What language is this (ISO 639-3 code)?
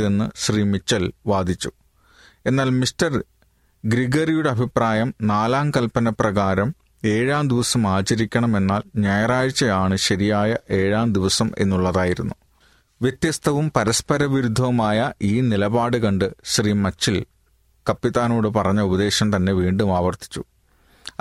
mal